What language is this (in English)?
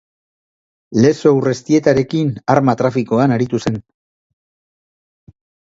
Basque